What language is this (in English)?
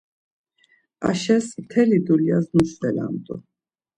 Laz